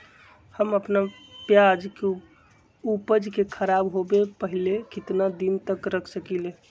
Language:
Magahi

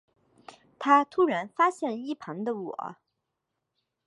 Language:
Chinese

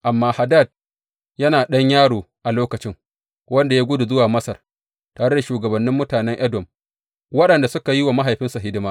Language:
Hausa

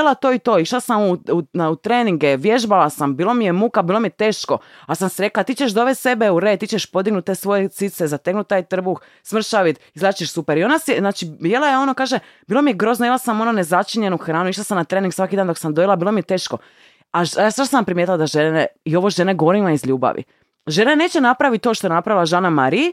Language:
Croatian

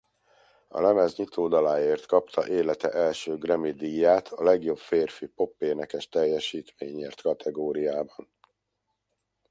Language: Hungarian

